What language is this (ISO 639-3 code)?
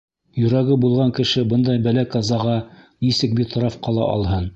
bak